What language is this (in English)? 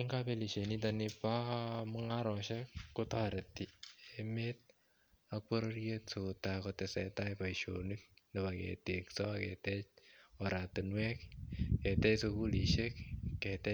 Kalenjin